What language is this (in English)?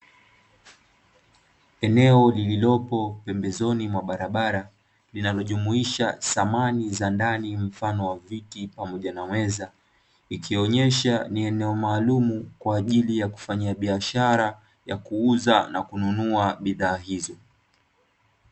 Swahili